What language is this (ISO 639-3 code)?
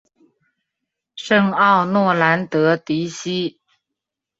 zho